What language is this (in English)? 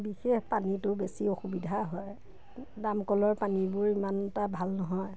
Assamese